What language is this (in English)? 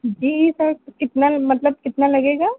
Urdu